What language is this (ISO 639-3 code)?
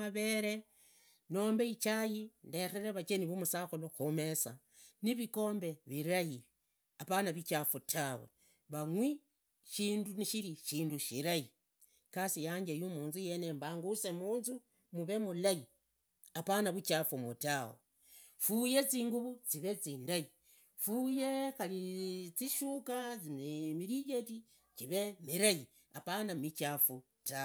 ida